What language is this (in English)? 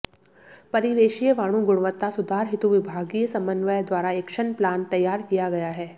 Hindi